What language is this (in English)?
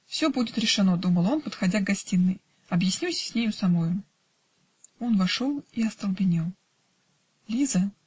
Russian